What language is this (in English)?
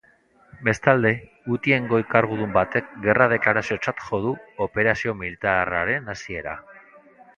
Basque